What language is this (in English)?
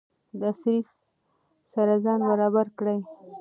Pashto